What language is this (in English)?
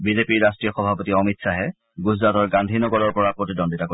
Assamese